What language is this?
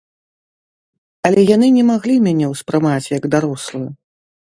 Belarusian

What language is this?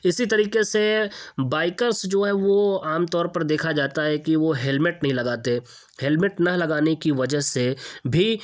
Urdu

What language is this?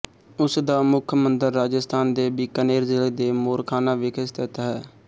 Punjabi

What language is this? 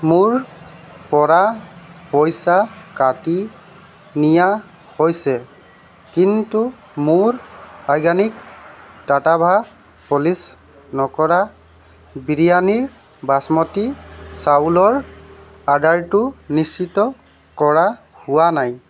Assamese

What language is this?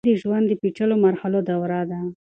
Pashto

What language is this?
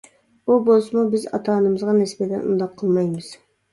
Uyghur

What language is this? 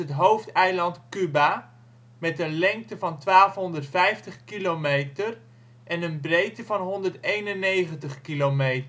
Dutch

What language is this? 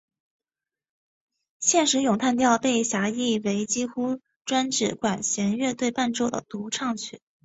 Chinese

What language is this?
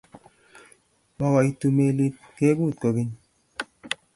Kalenjin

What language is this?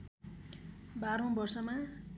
Nepali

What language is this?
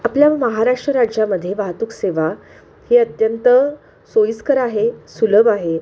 Marathi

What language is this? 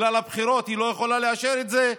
Hebrew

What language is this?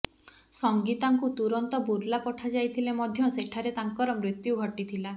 Odia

